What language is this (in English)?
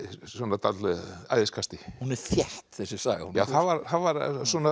Icelandic